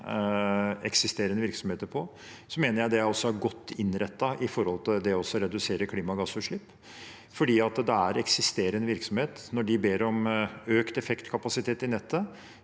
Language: Norwegian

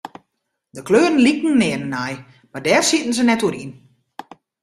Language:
Western Frisian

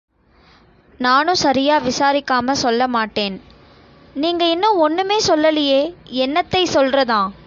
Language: Tamil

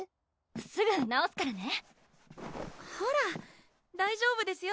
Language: Japanese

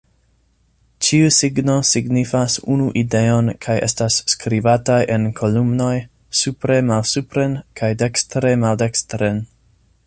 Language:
Esperanto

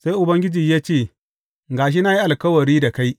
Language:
Hausa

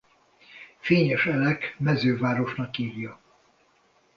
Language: Hungarian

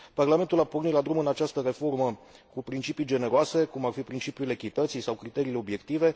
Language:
Romanian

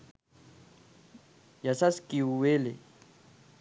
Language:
Sinhala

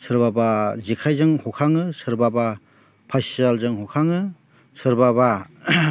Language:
Bodo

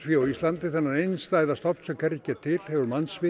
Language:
Icelandic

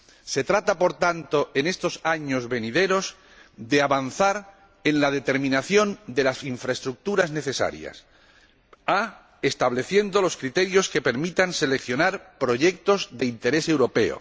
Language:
Spanish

